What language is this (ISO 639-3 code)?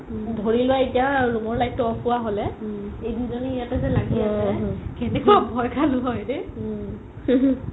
asm